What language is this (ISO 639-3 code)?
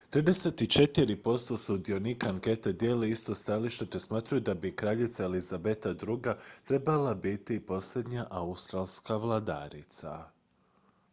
hrv